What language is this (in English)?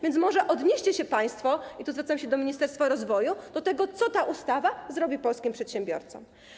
Polish